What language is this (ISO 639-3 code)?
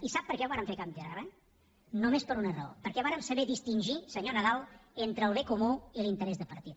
cat